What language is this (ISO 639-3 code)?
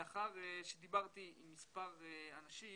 heb